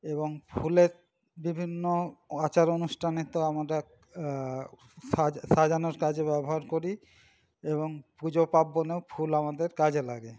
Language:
Bangla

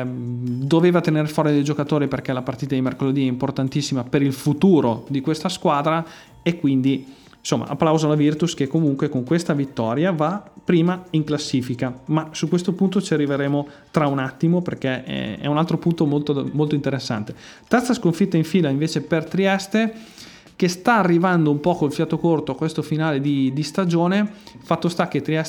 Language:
Italian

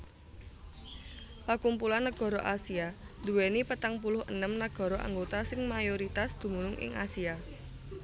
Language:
Javanese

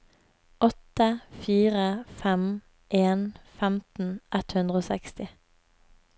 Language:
Norwegian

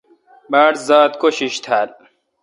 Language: Kalkoti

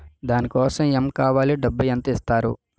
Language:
Telugu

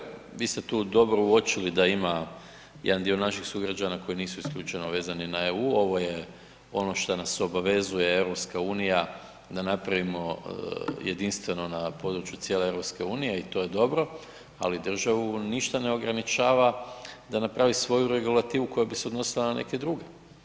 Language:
Croatian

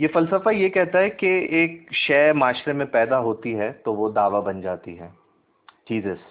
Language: Urdu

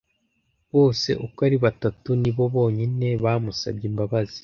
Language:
Kinyarwanda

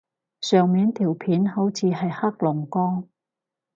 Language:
Cantonese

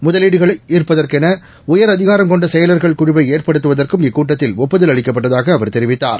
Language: Tamil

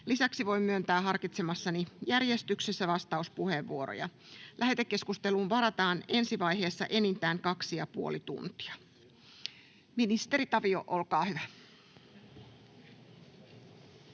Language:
Finnish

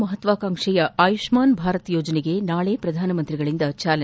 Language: Kannada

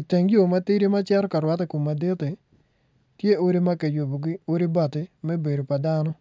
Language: Acoli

